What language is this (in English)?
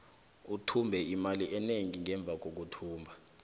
South Ndebele